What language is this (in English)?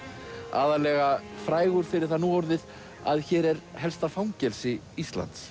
Icelandic